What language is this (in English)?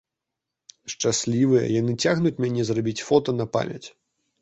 Belarusian